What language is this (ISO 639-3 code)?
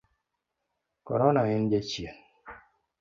luo